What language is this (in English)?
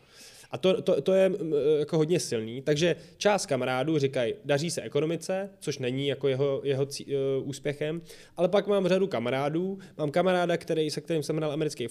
Czech